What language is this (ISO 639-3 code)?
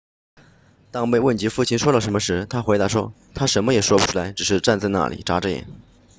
zho